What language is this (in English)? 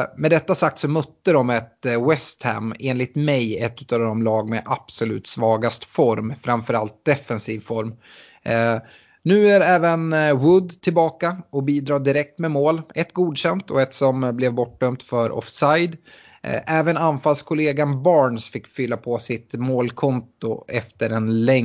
Swedish